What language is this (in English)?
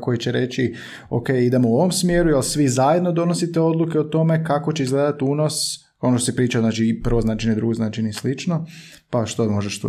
Croatian